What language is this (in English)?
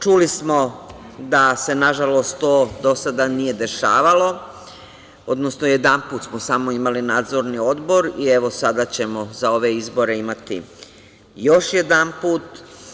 Serbian